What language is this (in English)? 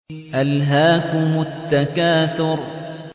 Arabic